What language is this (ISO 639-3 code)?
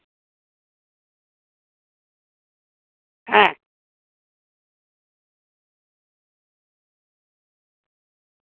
sat